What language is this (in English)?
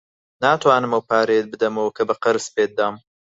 Central Kurdish